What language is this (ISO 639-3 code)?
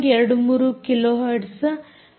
kan